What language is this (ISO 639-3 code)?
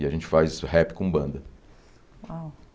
por